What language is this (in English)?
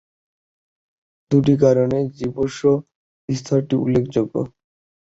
Bangla